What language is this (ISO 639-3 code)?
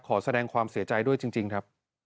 tha